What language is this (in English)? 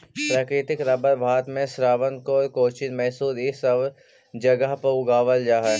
Magahi